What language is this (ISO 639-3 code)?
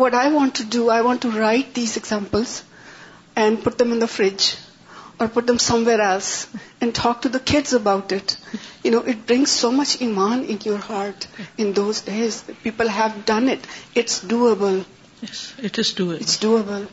urd